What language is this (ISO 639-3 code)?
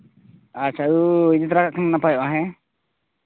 sat